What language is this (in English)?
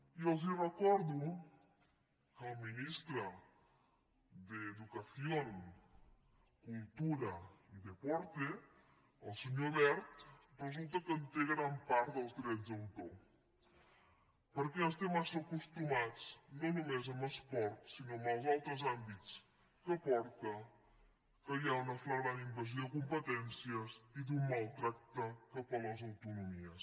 Catalan